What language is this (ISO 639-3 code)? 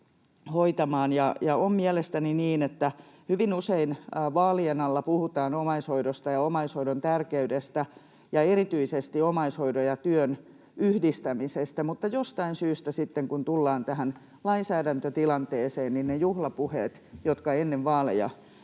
fin